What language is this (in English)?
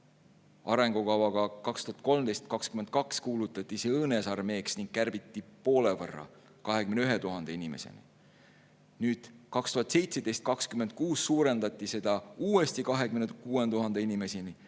Estonian